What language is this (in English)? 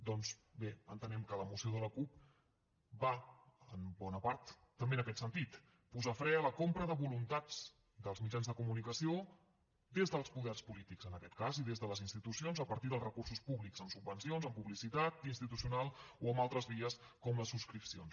Catalan